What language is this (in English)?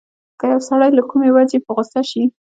Pashto